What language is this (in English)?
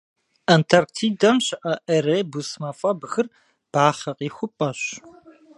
Kabardian